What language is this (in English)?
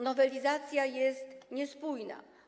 Polish